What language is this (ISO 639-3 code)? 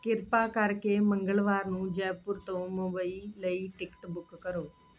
pan